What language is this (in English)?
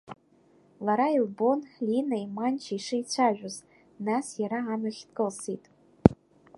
Abkhazian